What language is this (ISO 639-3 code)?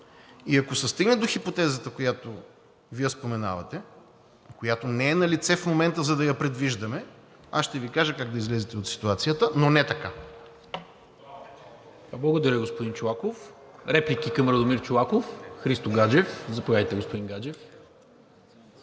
bul